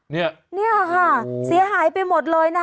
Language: Thai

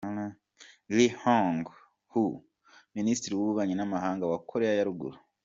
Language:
Kinyarwanda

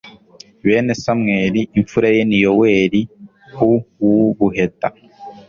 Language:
Kinyarwanda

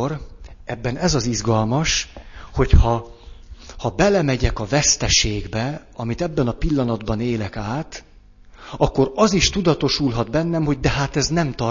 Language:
Hungarian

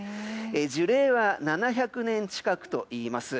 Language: Japanese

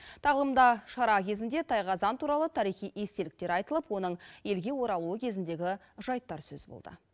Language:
Kazakh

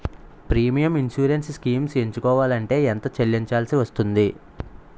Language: Telugu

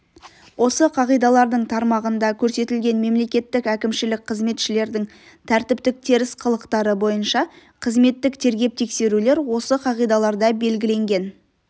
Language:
Kazakh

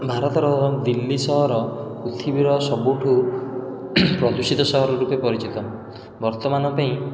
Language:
Odia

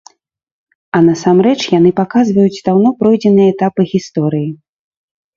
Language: Belarusian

